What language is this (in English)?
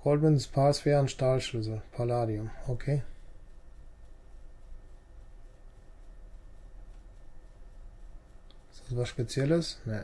German